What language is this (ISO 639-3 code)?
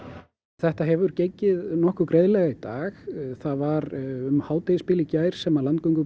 isl